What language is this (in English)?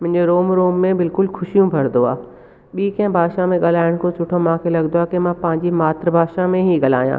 Sindhi